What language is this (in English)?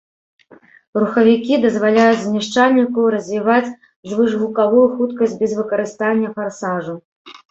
Belarusian